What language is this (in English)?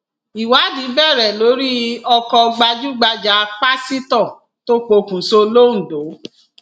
Yoruba